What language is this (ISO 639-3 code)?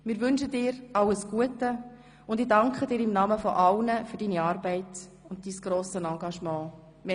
gsw